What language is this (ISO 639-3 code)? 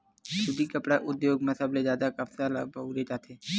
hne